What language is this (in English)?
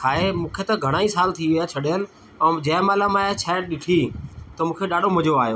Sindhi